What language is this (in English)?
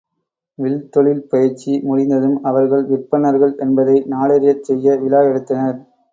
Tamil